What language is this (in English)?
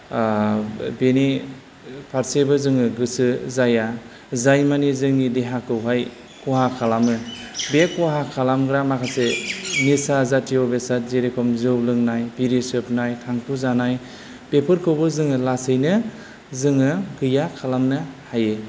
Bodo